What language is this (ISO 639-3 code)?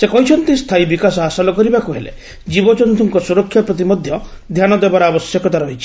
ori